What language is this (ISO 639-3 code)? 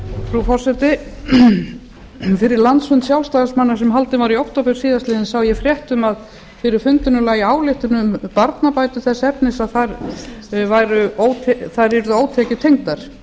isl